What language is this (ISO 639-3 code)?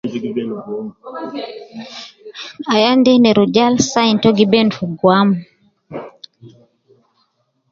kcn